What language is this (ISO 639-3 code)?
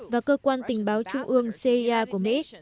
vie